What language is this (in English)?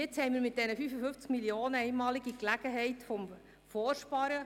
Swiss German